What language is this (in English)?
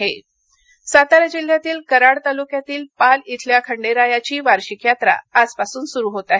Marathi